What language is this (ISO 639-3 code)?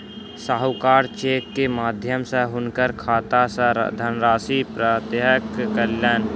mai